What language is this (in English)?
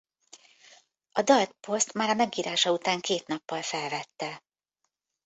Hungarian